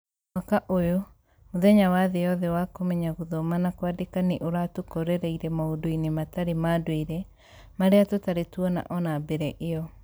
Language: Kikuyu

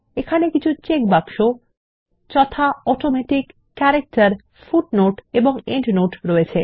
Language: Bangla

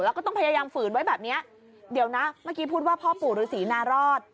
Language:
Thai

